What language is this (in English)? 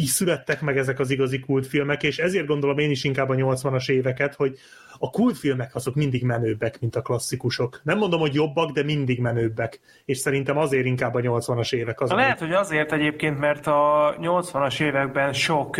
Hungarian